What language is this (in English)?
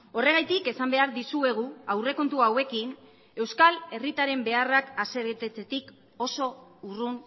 Basque